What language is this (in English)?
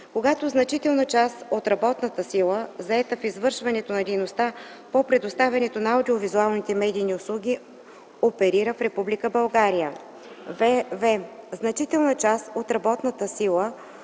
Bulgarian